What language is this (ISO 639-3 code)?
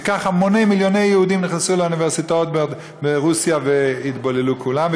heb